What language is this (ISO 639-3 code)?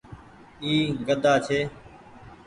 gig